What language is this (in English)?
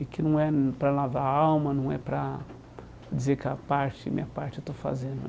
Portuguese